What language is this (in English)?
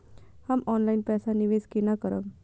Maithili